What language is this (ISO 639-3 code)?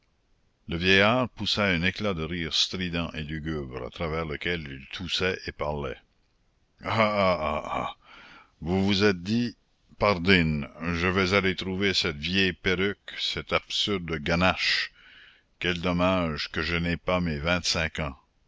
fra